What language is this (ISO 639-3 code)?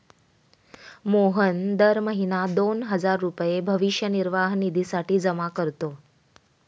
mar